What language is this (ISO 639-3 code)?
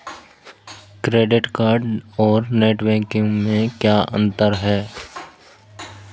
hin